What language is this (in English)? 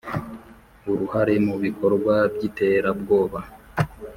Kinyarwanda